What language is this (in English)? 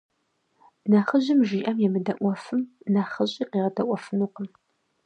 Kabardian